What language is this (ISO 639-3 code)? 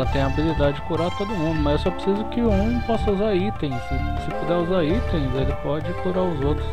por